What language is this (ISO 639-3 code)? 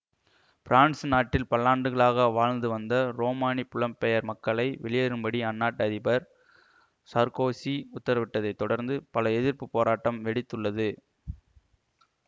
tam